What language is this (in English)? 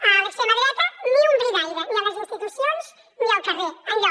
Catalan